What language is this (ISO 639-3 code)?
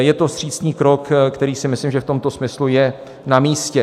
ces